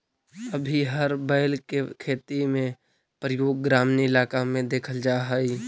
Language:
Magahi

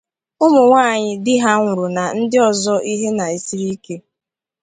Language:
Igbo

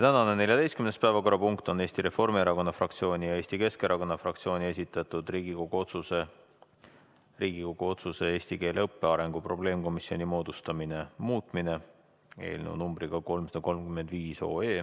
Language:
Estonian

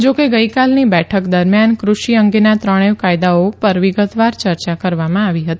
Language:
Gujarati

